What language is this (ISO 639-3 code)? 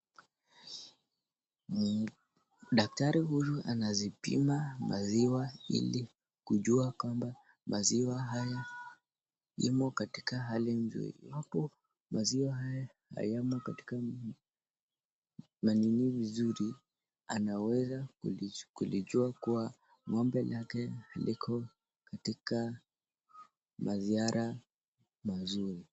swa